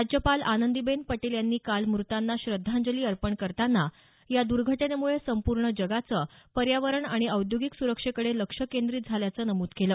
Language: Marathi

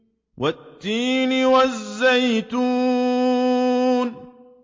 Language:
Arabic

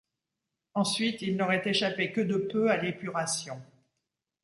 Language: French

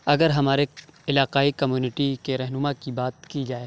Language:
Urdu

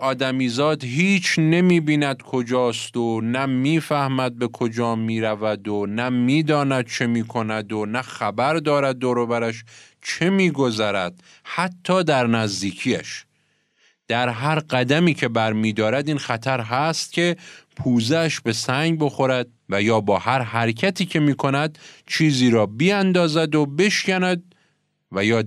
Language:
Persian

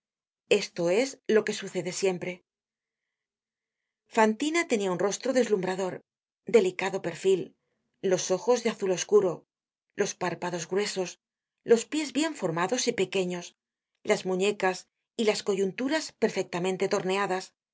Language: Spanish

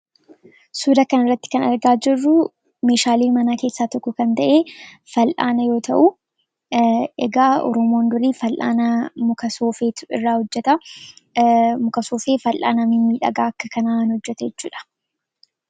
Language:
Oromo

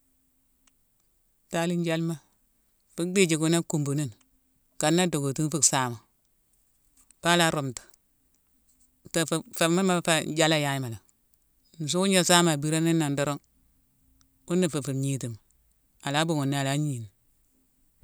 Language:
Mansoanka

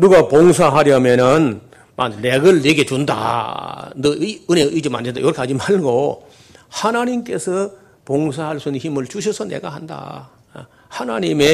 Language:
Korean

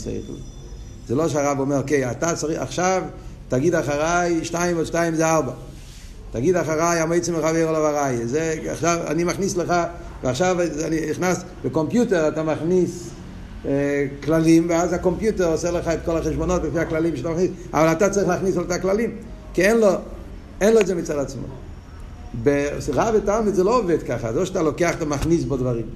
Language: Hebrew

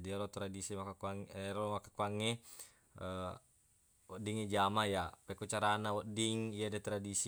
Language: Buginese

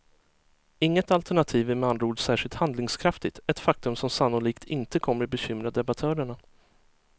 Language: Swedish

